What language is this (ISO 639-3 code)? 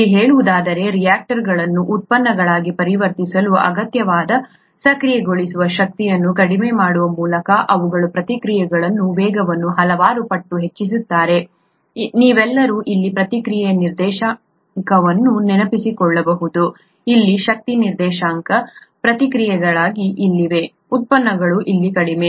kan